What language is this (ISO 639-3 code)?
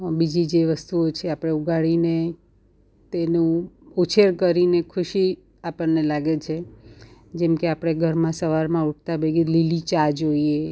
guj